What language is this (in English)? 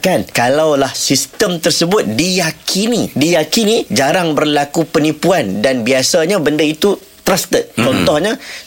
Malay